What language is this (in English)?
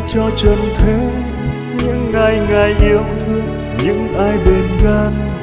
Vietnamese